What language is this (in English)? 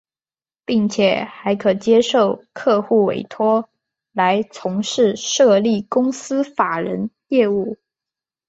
Chinese